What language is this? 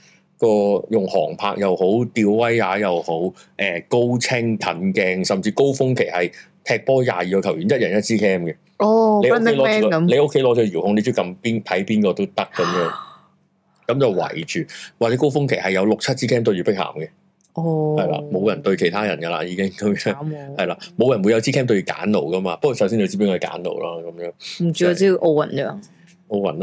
Chinese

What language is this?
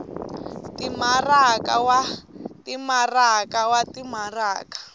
Tsonga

